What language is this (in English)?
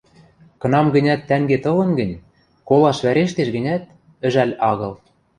Western Mari